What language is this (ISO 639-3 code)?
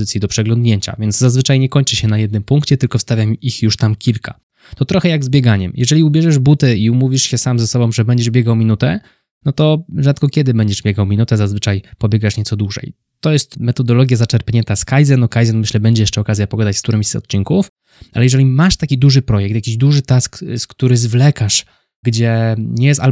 pol